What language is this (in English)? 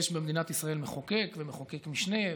Hebrew